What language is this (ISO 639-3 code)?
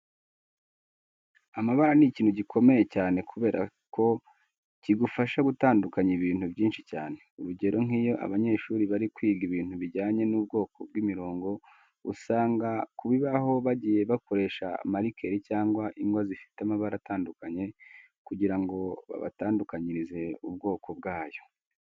kin